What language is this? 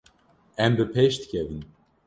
Kurdish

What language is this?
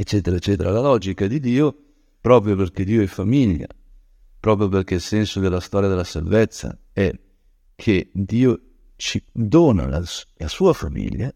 Italian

